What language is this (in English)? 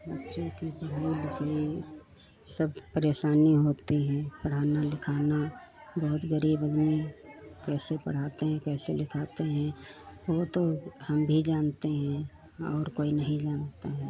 Hindi